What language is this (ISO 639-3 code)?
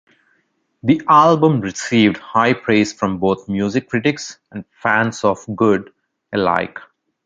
eng